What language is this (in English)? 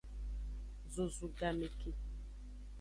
Aja (Benin)